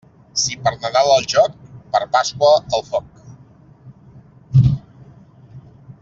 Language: Catalan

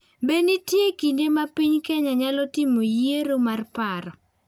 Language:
Luo (Kenya and Tanzania)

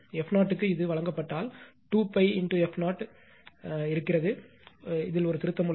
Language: Tamil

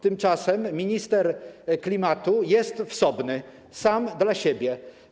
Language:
Polish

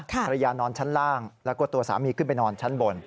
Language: Thai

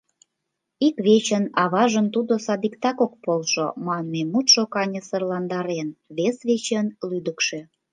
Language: Mari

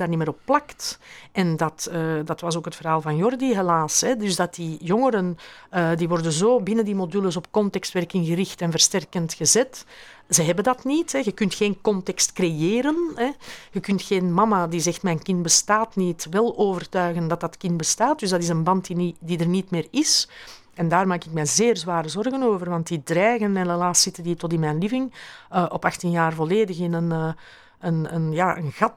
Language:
Dutch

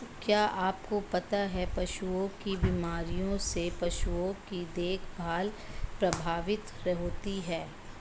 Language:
Hindi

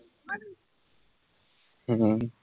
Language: Bangla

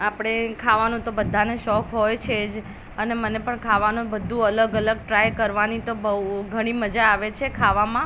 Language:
Gujarati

